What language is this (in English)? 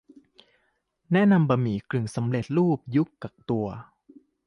Thai